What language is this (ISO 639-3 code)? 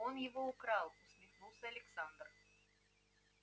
rus